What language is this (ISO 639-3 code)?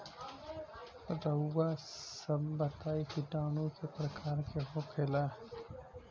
bho